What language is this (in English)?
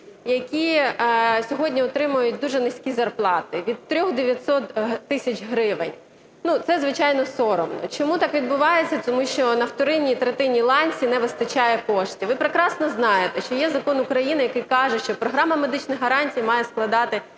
Ukrainian